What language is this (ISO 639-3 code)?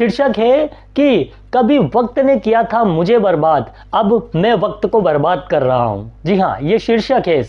hin